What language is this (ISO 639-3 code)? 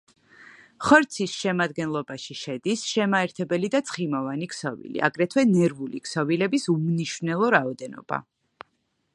kat